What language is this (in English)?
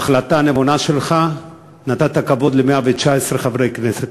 Hebrew